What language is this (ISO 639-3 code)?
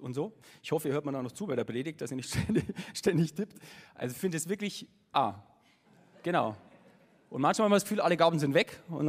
deu